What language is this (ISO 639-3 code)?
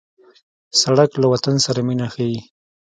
pus